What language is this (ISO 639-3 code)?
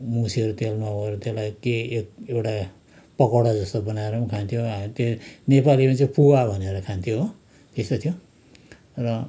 nep